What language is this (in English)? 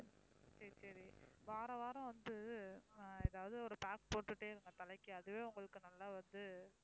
Tamil